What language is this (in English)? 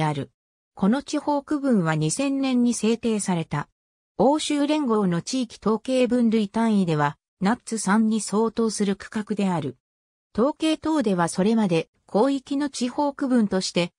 Japanese